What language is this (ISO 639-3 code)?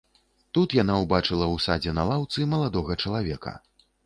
bel